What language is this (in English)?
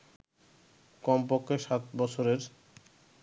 Bangla